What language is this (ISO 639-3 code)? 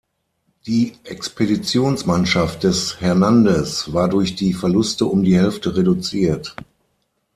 deu